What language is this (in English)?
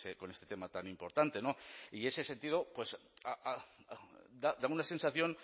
Spanish